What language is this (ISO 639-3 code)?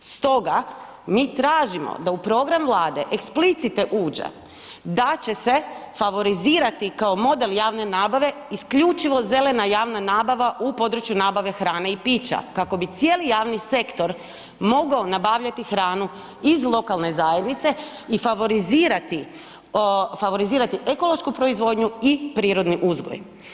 hrv